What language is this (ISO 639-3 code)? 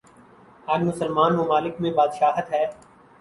urd